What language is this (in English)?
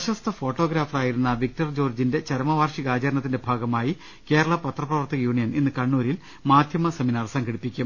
Malayalam